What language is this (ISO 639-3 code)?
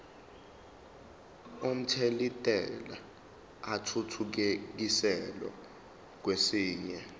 zul